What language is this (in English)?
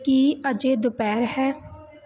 Punjabi